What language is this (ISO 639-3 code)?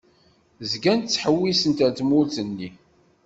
kab